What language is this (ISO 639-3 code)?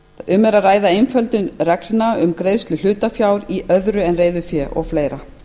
isl